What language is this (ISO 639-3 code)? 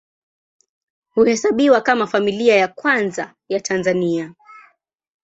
swa